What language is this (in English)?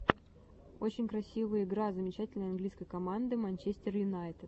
Russian